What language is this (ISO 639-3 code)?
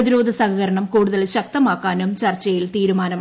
mal